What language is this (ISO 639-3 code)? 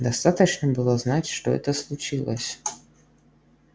rus